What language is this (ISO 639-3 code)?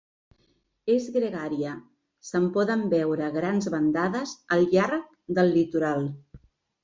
cat